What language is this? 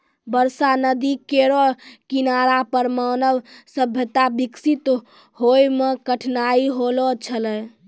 Maithili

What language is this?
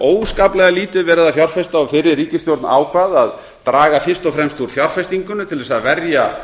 Icelandic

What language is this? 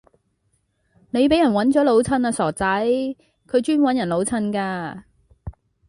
Cantonese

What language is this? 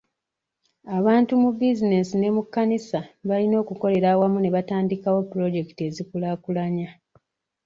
Ganda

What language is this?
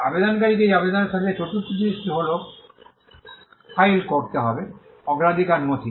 Bangla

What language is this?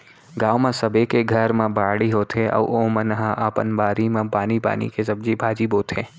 Chhattisgarhi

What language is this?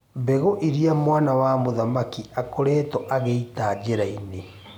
Kikuyu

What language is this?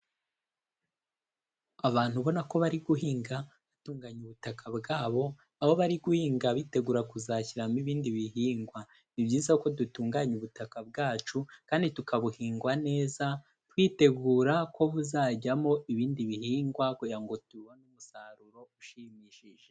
Kinyarwanda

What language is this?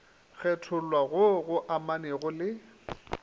Northern Sotho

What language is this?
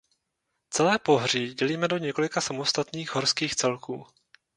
Czech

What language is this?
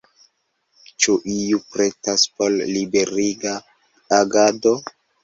Esperanto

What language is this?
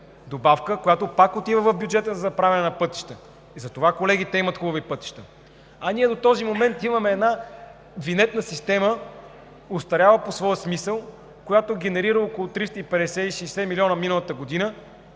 Bulgarian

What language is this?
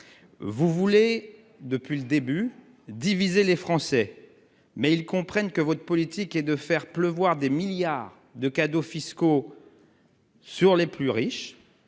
French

